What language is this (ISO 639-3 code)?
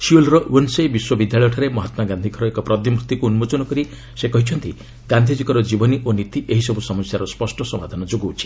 ori